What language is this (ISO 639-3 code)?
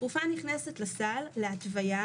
heb